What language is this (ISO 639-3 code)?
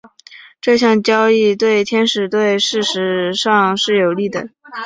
zho